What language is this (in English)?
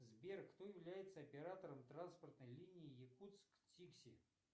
Russian